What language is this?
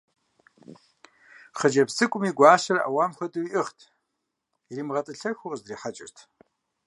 Kabardian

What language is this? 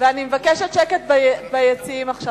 Hebrew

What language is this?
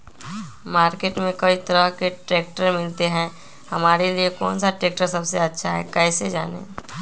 Magahi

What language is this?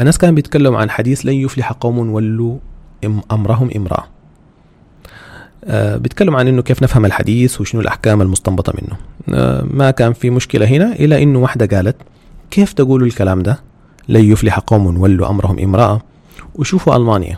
Arabic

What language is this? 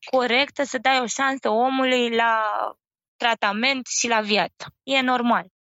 Romanian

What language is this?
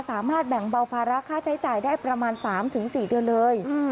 Thai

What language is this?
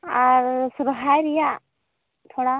Santali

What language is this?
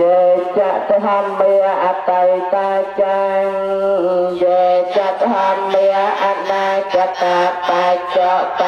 Indonesian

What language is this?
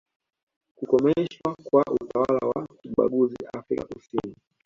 Swahili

